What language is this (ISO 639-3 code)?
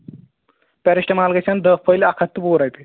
kas